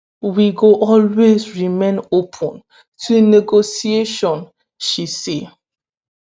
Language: Nigerian Pidgin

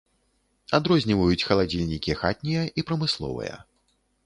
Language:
Belarusian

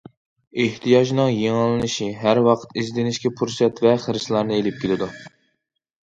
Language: Uyghur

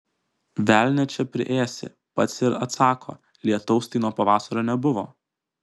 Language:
Lithuanian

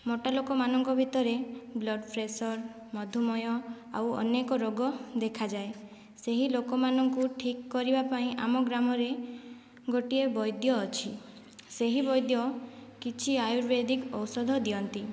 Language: Odia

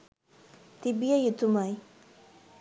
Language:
Sinhala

